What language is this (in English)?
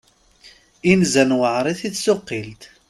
Kabyle